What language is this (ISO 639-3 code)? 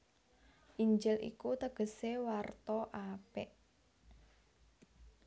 jav